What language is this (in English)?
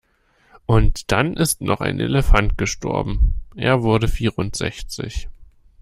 German